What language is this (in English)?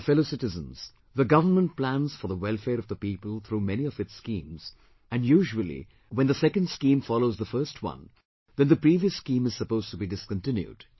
English